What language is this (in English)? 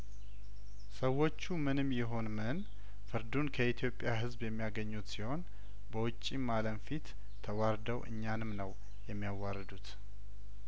Amharic